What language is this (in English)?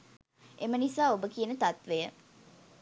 Sinhala